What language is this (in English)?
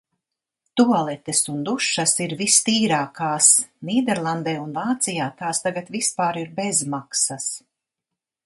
Latvian